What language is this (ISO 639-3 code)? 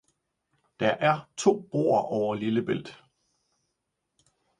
dan